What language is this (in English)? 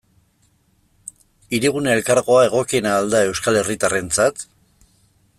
Basque